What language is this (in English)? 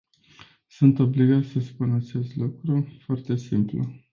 Romanian